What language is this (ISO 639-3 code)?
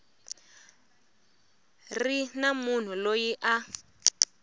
tso